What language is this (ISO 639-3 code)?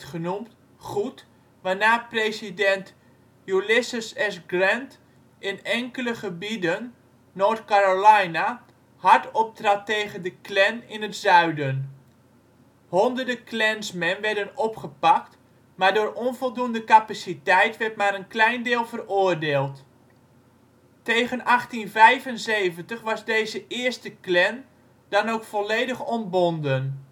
nld